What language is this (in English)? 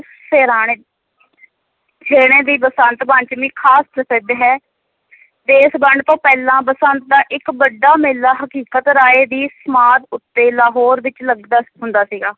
Punjabi